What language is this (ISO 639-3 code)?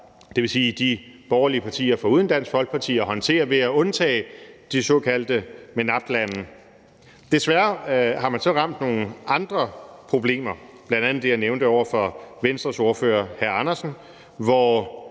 dan